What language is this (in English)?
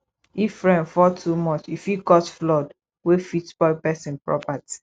Nigerian Pidgin